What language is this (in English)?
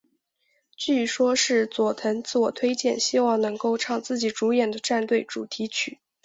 Chinese